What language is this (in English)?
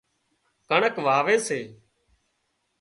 Wadiyara Koli